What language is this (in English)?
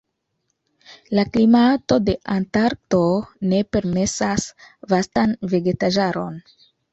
Esperanto